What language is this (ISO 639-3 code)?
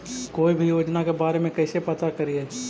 mag